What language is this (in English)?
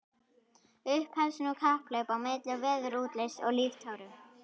Icelandic